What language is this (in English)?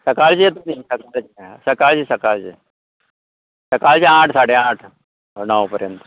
Konkani